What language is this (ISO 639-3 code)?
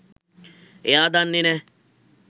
sin